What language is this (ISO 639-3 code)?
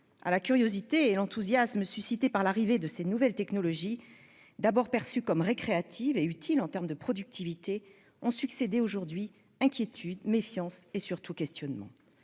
fra